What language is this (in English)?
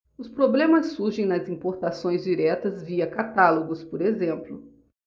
Portuguese